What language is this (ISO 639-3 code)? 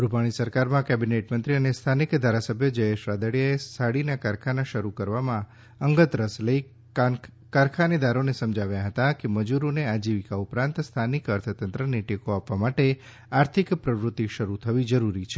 guj